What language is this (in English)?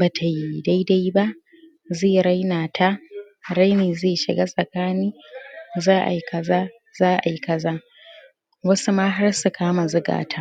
Hausa